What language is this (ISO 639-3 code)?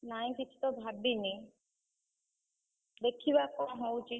ori